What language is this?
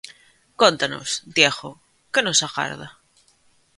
Galician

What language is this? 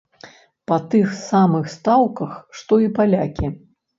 Belarusian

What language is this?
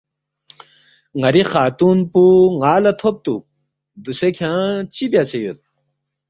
Balti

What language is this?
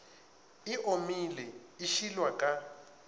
Northern Sotho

